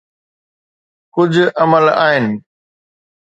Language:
Sindhi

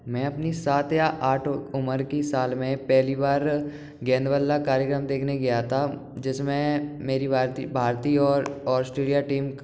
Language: Hindi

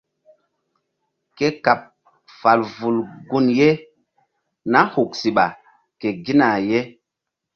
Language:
Mbum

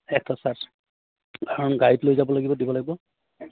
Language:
Assamese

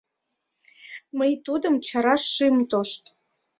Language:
Mari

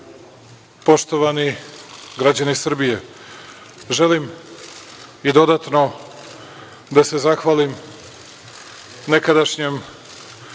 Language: Serbian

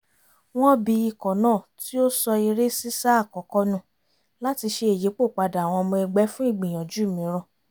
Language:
Yoruba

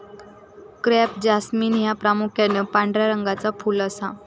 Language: Marathi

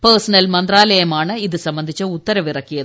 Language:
Malayalam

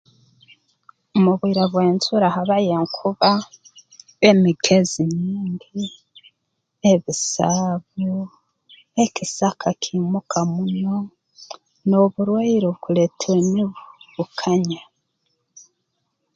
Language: Tooro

